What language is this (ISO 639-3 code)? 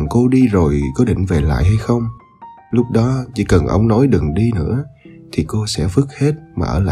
vie